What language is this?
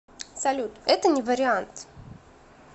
Russian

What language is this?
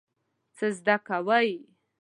Pashto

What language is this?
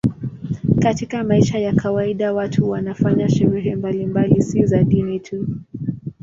Swahili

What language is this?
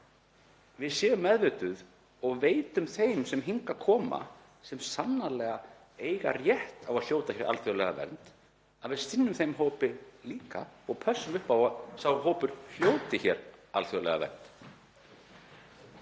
Icelandic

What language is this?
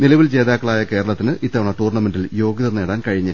Malayalam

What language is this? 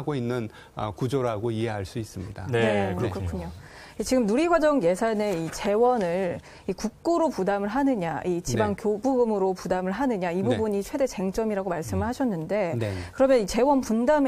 Korean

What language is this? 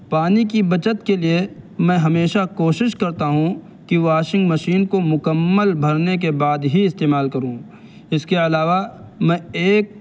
Urdu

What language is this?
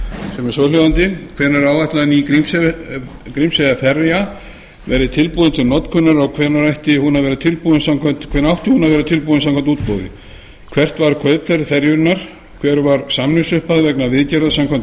Icelandic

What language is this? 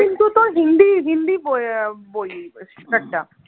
Bangla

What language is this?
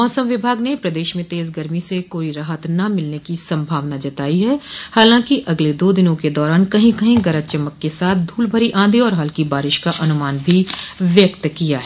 Hindi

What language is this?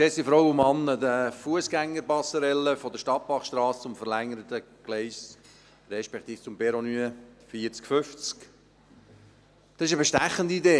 Swiss German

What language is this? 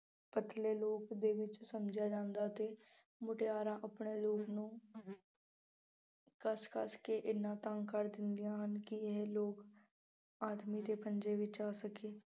Punjabi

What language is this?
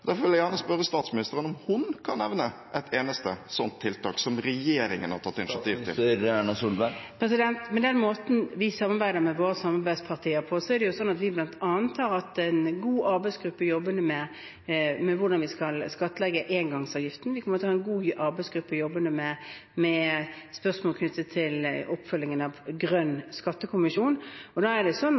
Norwegian Bokmål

